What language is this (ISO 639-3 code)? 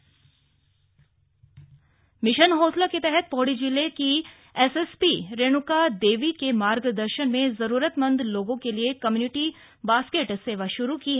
hin